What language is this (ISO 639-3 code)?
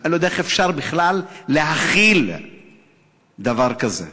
heb